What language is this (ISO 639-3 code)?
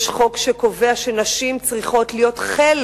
heb